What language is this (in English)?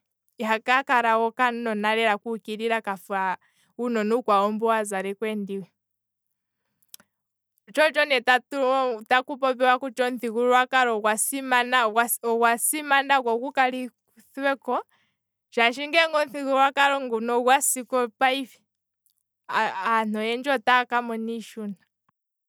Kwambi